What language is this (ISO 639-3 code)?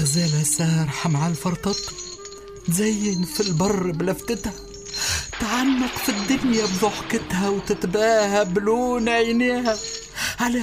ara